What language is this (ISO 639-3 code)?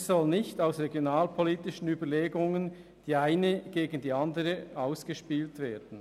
gsw